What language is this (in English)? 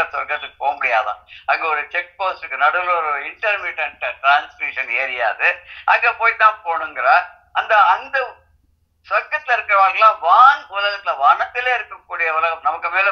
Turkish